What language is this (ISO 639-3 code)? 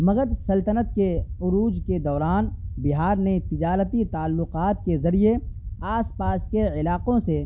urd